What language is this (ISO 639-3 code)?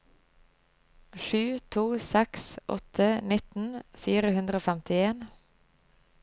nor